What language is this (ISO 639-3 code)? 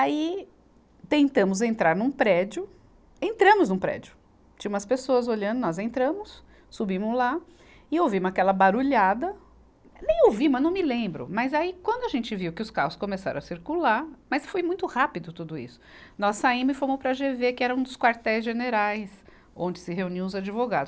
por